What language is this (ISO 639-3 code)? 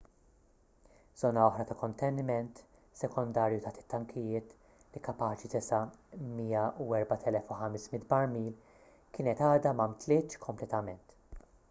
mlt